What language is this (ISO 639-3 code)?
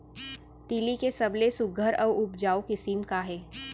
hne